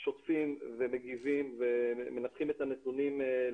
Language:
Hebrew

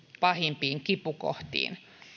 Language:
Finnish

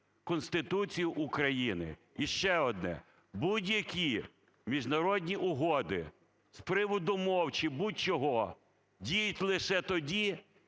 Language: Ukrainian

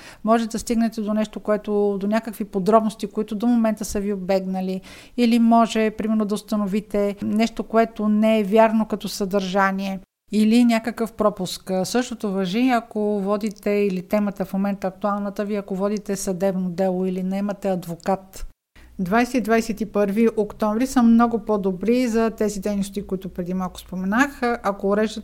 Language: Bulgarian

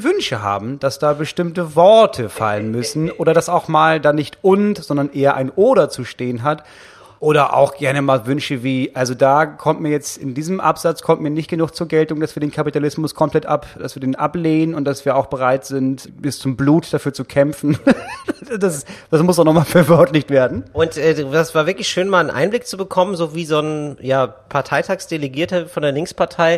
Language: German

